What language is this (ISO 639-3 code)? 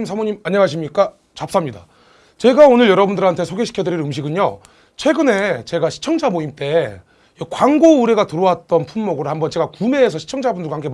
kor